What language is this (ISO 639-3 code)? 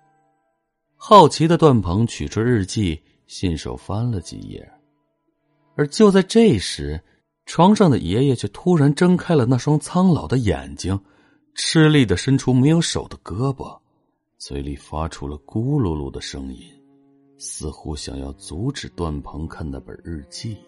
zho